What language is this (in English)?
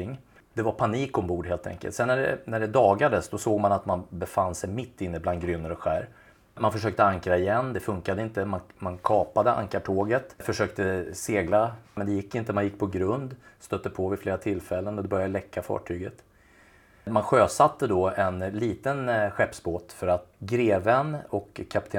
Swedish